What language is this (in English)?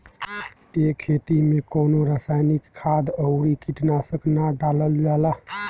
Bhojpuri